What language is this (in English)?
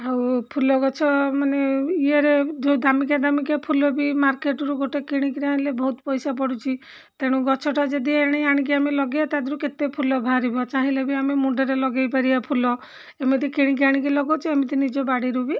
Odia